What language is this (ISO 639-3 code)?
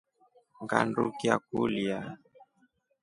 rof